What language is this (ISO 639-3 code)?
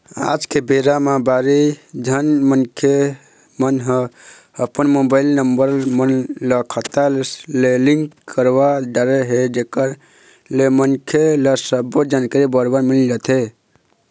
hne